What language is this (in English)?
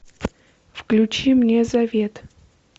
Russian